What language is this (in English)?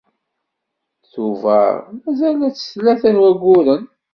Kabyle